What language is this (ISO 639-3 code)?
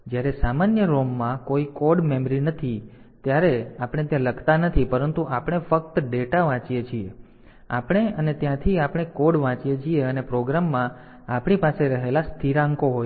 guj